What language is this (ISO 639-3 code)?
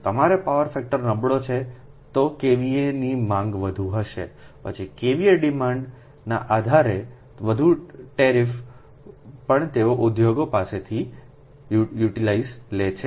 guj